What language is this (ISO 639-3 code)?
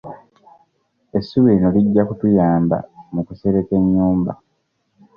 lug